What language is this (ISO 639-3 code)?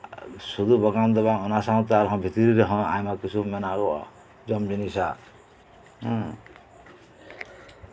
sat